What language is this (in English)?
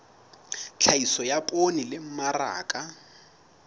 Southern Sotho